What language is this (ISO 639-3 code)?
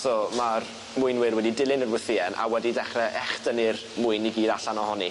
cym